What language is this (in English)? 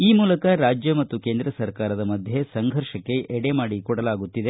Kannada